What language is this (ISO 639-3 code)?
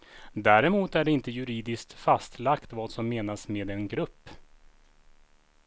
swe